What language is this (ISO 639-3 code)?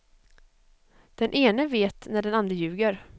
swe